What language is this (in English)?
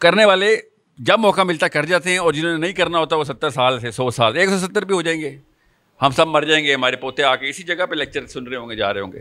Urdu